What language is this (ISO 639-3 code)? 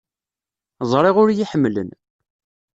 kab